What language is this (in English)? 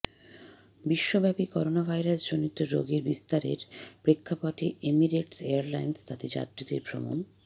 Bangla